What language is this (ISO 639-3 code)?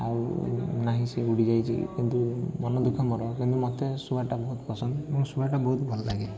ori